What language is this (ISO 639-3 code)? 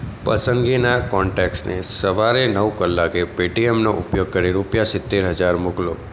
guj